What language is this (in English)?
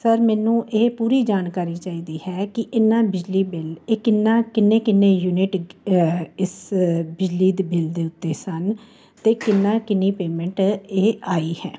Punjabi